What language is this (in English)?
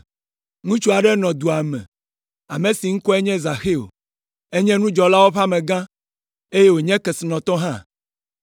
Ewe